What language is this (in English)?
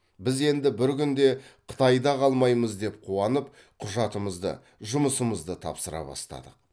Kazakh